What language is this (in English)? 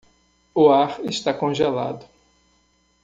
Portuguese